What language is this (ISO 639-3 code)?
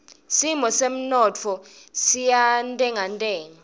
ssw